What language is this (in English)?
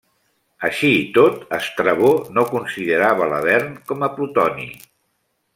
Catalan